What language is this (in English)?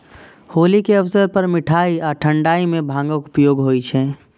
Maithili